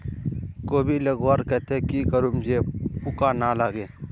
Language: Magahi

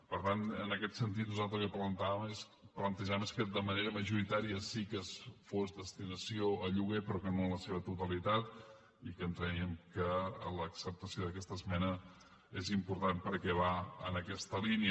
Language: Catalan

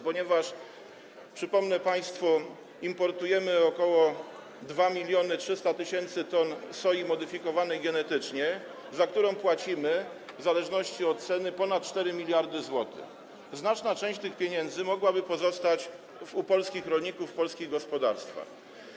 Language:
Polish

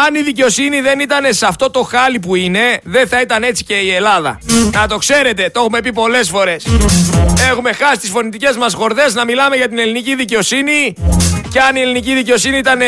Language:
Greek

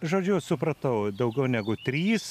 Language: Lithuanian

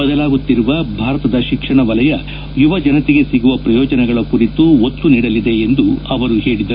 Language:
Kannada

